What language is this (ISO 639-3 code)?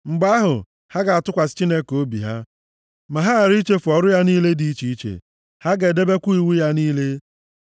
ibo